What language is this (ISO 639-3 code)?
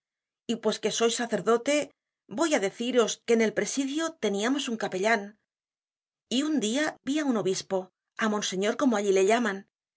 spa